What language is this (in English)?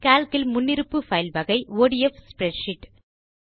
Tamil